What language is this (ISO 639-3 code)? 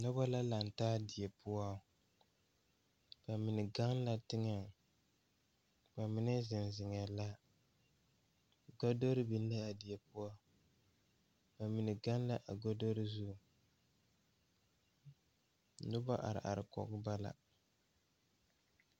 dga